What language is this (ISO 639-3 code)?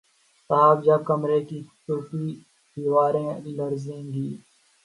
urd